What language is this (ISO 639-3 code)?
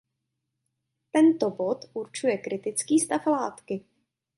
ces